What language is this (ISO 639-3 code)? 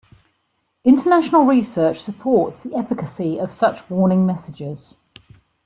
eng